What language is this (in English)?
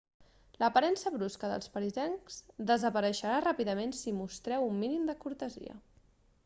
Catalan